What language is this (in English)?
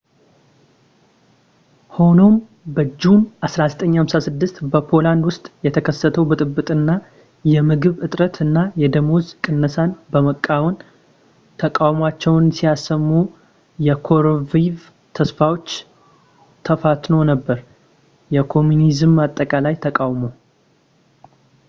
Amharic